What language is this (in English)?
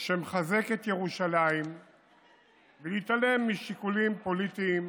Hebrew